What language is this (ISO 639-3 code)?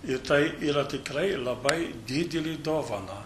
lit